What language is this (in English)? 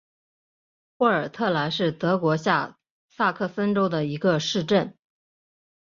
Chinese